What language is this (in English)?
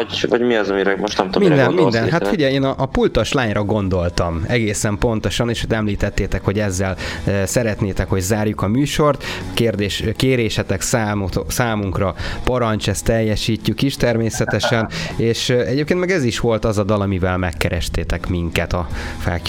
Hungarian